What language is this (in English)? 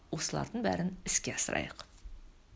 Kazakh